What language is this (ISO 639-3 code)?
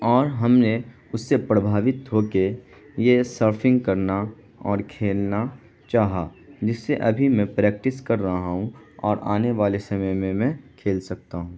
urd